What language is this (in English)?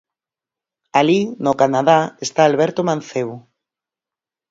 Galician